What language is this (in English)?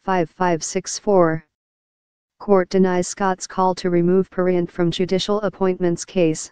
English